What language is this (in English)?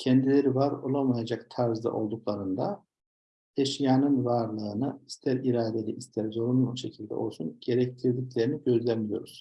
Turkish